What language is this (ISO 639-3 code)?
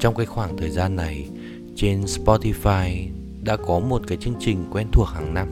vie